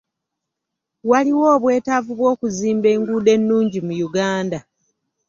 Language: Ganda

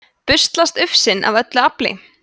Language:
Icelandic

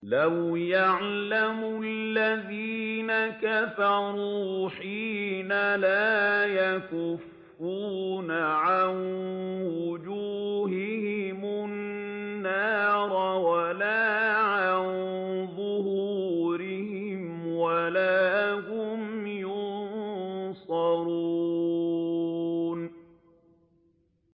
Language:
Arabic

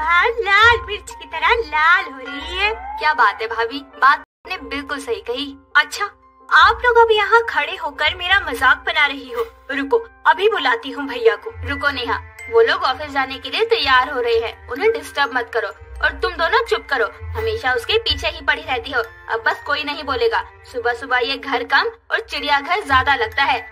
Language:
Hindi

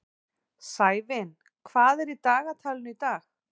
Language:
Icelandic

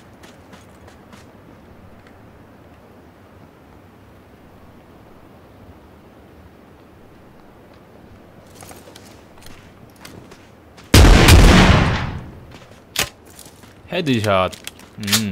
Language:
Korean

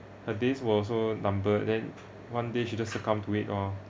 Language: English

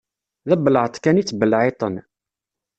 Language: Kabyle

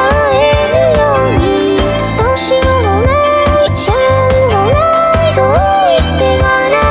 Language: Japanese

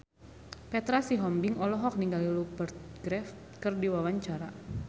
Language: Sundanese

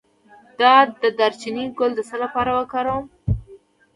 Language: Pashto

